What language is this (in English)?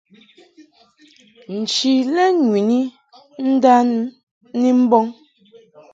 Mungaka